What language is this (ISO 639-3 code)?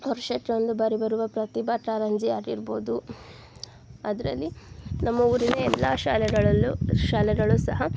kan